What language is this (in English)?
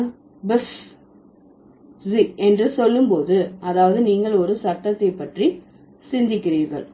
Tamil